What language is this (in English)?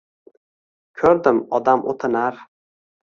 Uzbek